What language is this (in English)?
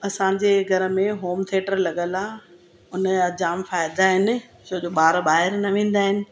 Sindhi